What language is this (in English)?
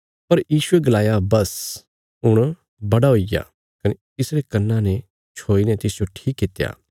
Bilaspuri